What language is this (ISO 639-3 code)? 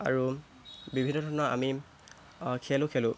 asm